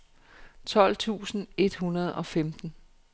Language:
Danish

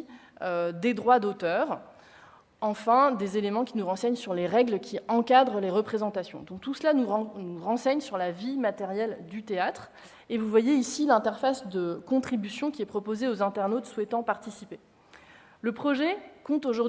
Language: French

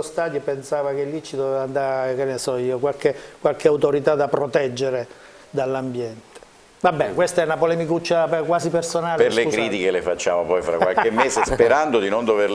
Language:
Italian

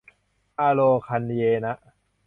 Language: Thai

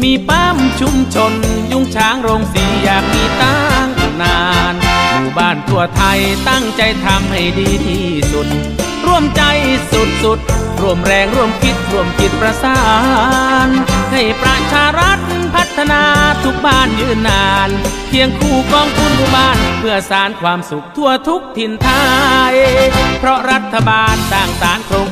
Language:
Thai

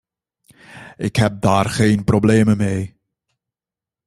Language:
Dutch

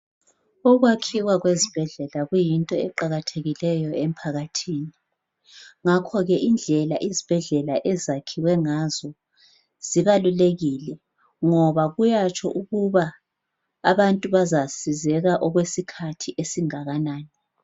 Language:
North Ndebele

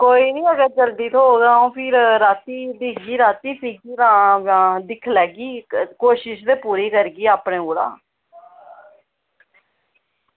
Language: Dogri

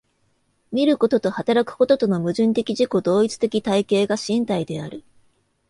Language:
Japanese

